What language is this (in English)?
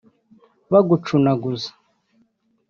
Kinyarwanda